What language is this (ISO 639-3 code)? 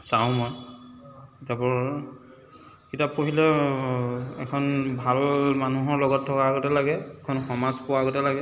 asm